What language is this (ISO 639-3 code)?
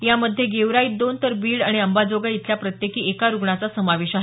mar